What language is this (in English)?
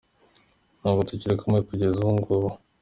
Kinyarwanda